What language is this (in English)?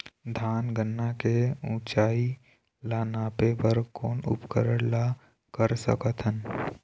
Chhattisgarhi